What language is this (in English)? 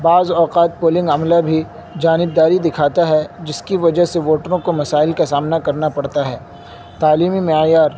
Urdu